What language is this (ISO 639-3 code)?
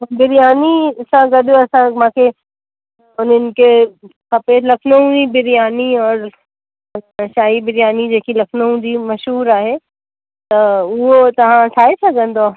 snd